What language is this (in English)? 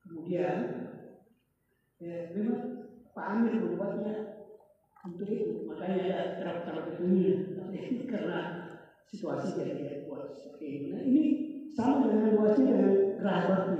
Indonesian